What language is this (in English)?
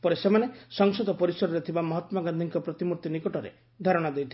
Odia